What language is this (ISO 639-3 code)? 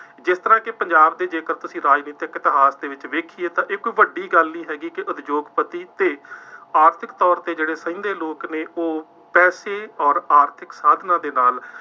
pan